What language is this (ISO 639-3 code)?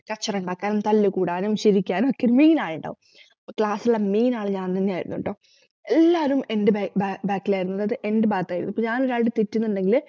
mal